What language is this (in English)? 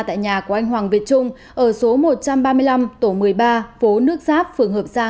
Vietnamese